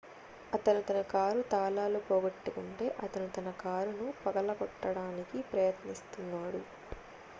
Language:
Telugu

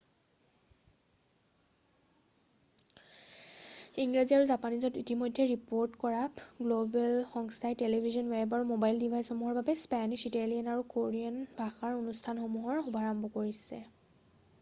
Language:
Assamese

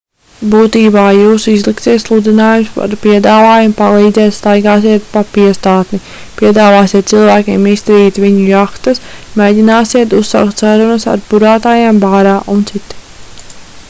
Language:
Latvian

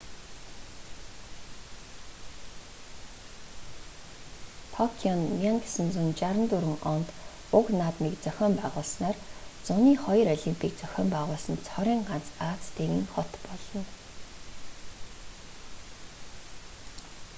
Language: Mongolian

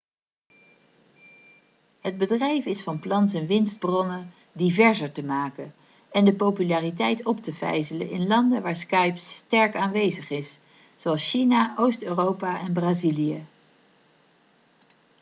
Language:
Dutch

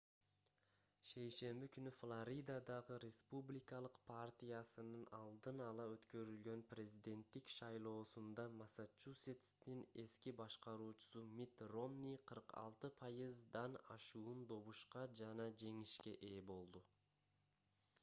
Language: Kyrgyz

